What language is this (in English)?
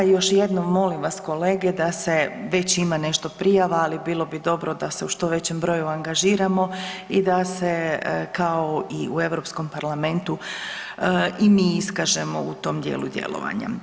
Croatian